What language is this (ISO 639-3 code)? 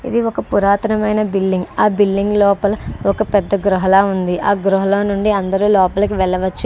tel